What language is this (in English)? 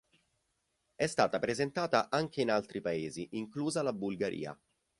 Italian